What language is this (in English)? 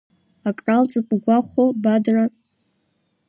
Abkhazian